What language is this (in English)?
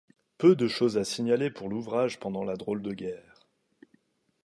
French